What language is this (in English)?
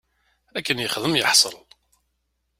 Kabyle